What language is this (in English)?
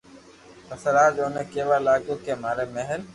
Loarki